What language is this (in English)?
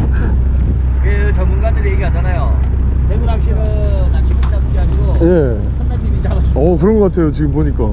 Korean